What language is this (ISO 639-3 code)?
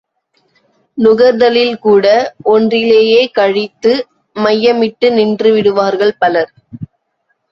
tam